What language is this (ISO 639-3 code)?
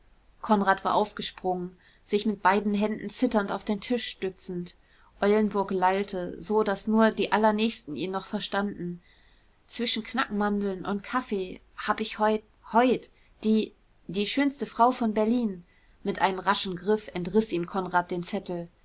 deu